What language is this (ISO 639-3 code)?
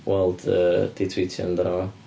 cym